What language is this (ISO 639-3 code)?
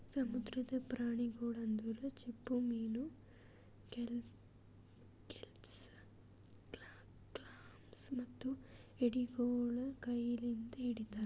kan